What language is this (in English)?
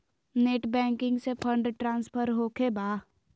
Magahi